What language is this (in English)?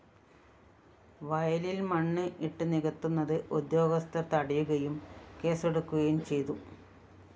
Malayalam